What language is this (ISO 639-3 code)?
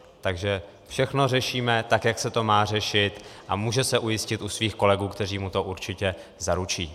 ces